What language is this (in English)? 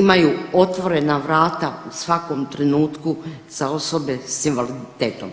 Croatian